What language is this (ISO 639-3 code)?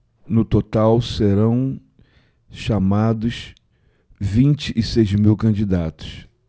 por